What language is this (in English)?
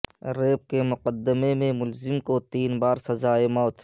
Urdu